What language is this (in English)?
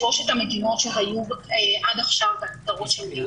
Hebrew